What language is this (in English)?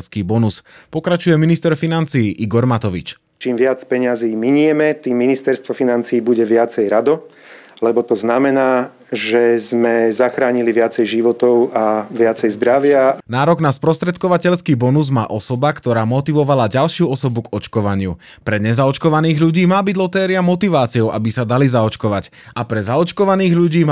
Slovak